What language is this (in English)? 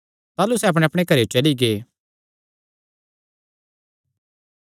Kangri